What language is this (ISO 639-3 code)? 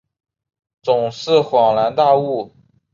zho